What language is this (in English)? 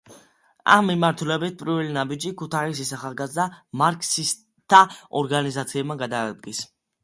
Georgian